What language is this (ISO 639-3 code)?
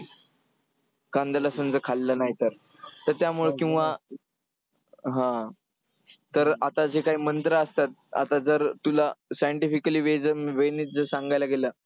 mar